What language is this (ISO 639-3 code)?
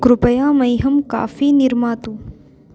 san